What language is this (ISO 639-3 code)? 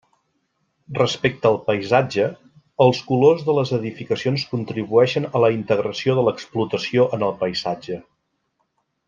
cat